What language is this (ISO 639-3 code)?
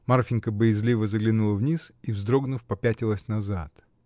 rus